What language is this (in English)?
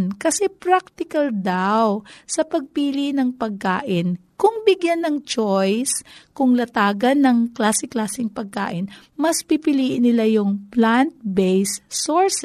Filipino